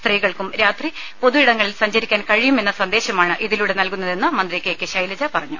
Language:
Malayalam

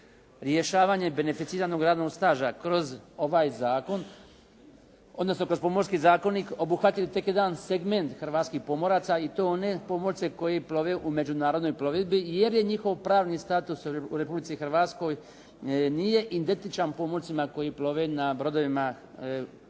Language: Croatian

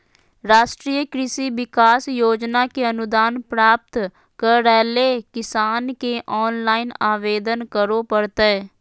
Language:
Magahi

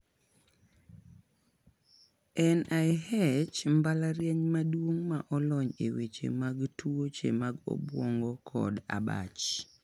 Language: Luo (Kenya and Tanzania)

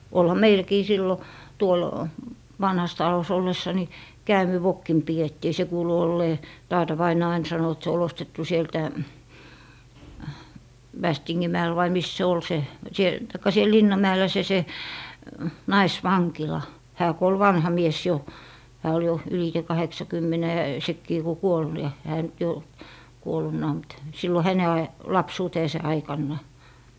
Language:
Finnish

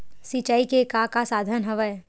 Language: Chhattisgarhi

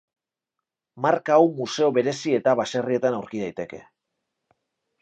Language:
Basque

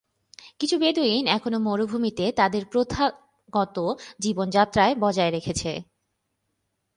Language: Bangla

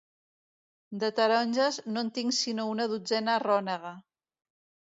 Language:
Catalan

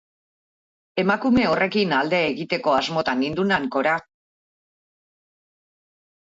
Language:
Basque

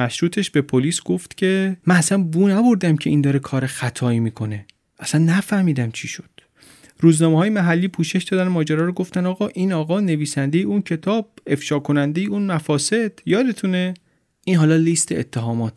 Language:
Persian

